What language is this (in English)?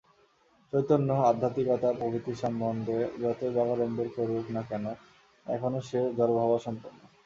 Bangla